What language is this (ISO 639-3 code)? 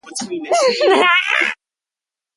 eng